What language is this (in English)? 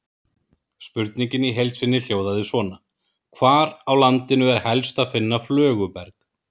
Icelandic